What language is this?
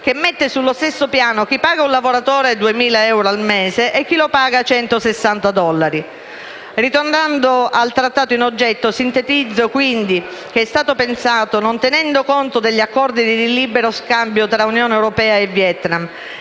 Italian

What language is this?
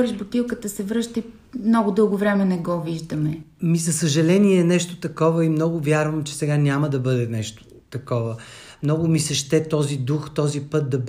Bulgarian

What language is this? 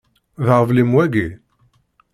Kabyle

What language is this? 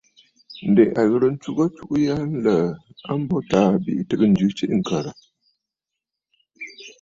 Bafut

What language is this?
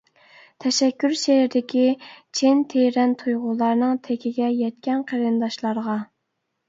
Uyghur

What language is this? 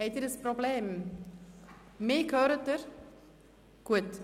Swiss German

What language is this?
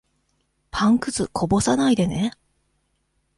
Japanese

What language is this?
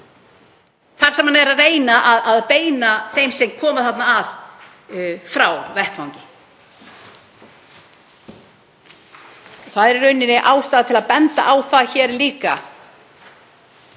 Icelandic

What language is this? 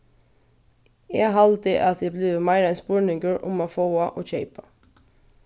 Faroese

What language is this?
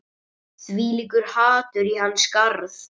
Icelandic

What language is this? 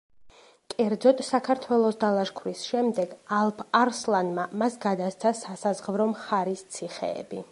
Georgian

